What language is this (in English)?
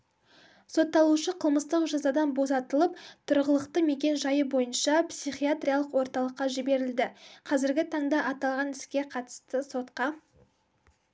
Kazakh